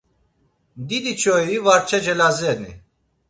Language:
Laz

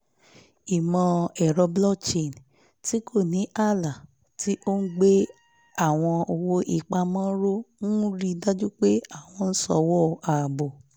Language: Yoruba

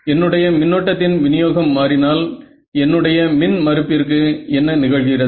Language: Tamil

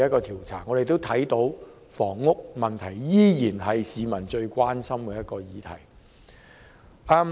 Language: Cantonese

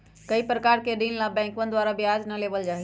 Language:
Magahi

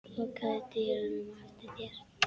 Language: Icelandic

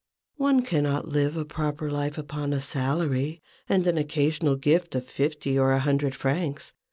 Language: English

